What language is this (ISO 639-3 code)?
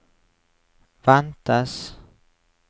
nor